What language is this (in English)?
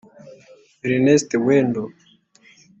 Kinyarwanda